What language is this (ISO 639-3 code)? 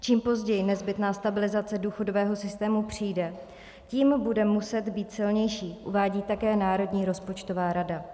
ces